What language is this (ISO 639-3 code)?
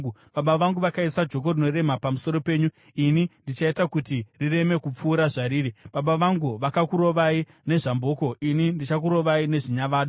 sna